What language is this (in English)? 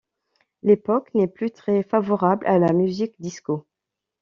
French